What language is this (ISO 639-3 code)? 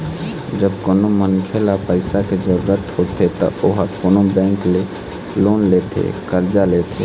hne